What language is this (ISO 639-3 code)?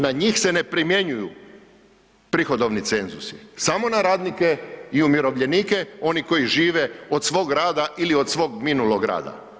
hrv